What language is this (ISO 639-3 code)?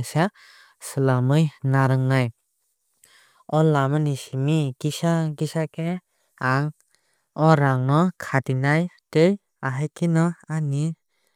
trp